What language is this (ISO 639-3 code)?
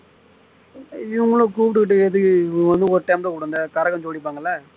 tam